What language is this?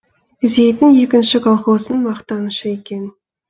Kazakh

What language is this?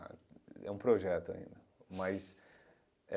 Portuguese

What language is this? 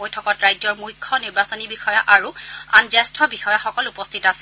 Assamese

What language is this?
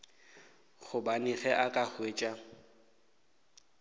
Northern Sotho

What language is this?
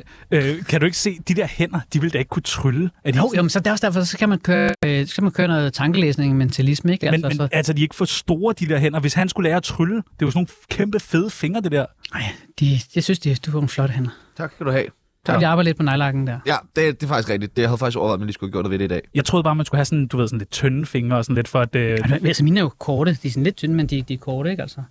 Danish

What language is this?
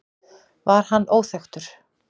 Icelandic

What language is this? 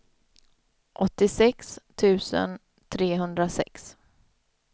Swedish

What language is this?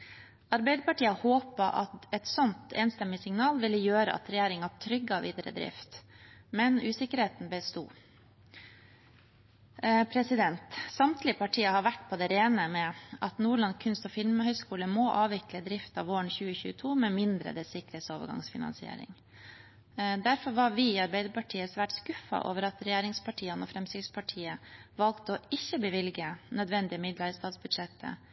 Norwegian Bokmål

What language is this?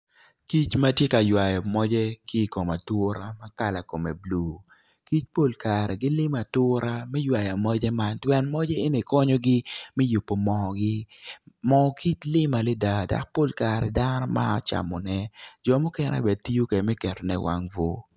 Acoli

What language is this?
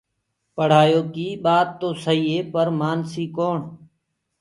Gurgula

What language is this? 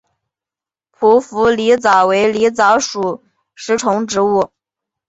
Chinese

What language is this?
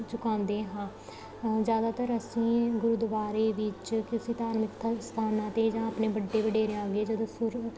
Punjabi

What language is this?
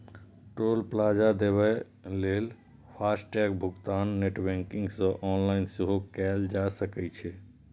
Maithili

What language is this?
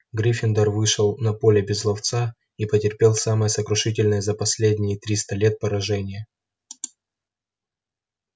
Russian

